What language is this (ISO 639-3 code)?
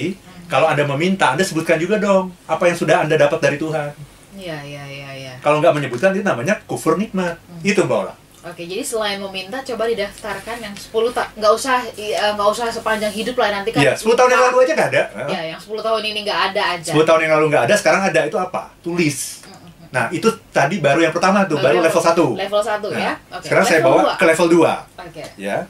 ind